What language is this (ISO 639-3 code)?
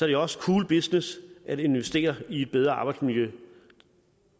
dan